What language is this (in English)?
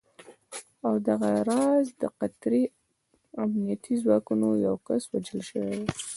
Pashto